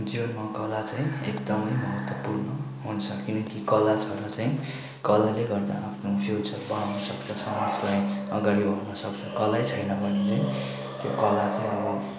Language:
Nepali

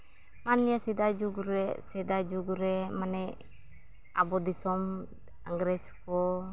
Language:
Santali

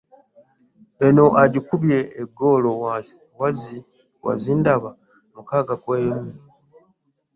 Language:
Ganda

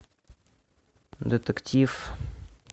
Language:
Russian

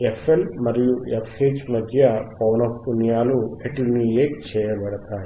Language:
Telugu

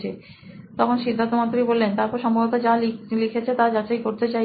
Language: Bangla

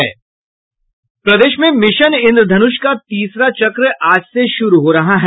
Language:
Hindi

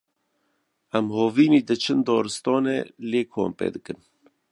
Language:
Kurdish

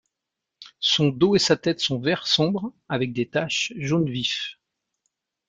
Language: French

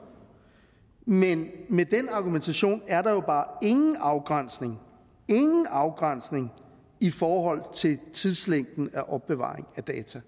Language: Danish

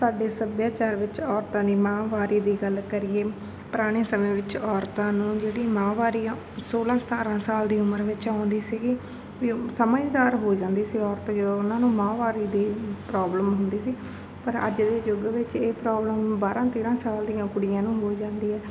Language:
Punjabi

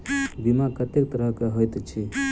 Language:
Maithili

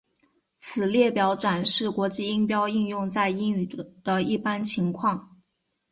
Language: Chinese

